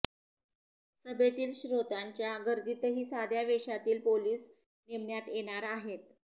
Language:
Marathi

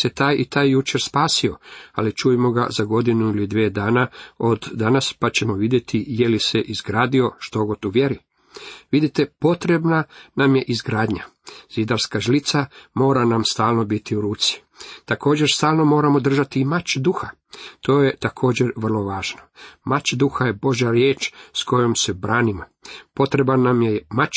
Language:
Croatian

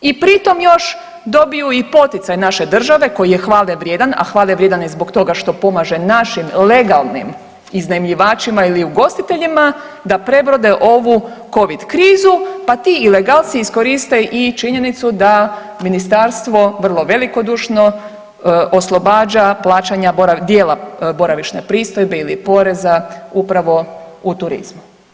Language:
Croatian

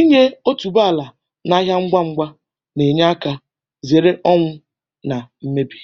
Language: Igbo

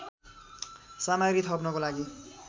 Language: Nepali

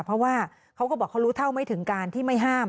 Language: Thai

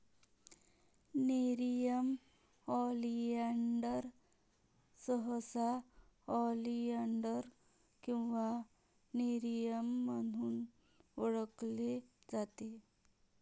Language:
Marathi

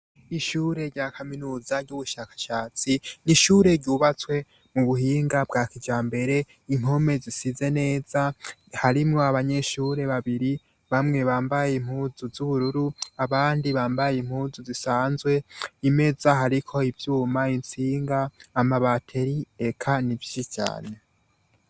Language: Rundi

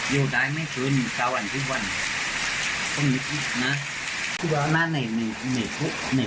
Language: Thai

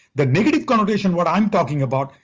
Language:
English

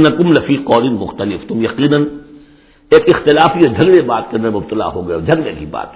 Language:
Urdu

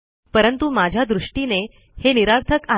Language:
Marathi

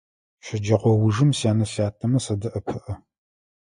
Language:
Adyghe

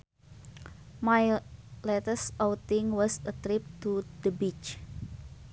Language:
Sundanese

